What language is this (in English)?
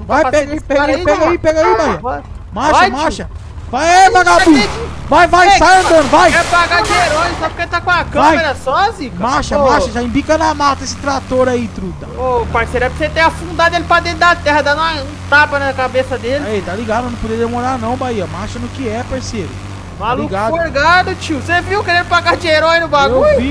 Portuguese